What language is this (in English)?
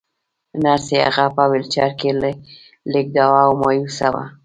Pashto